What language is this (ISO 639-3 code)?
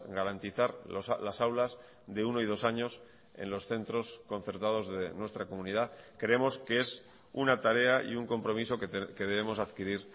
spa